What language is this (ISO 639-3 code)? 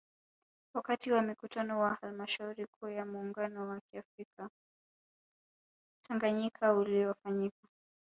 swa